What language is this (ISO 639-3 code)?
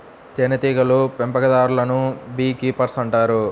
tel